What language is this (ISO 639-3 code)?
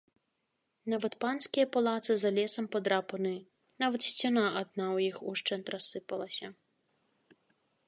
bel